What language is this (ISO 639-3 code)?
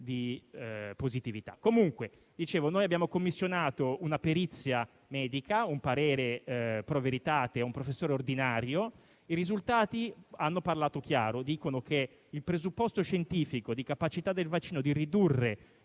ita